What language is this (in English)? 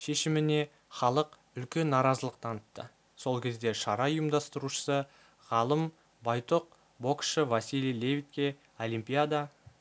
Kazakh